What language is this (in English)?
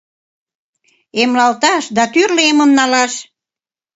Mari